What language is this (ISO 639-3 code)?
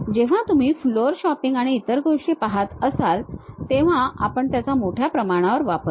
mar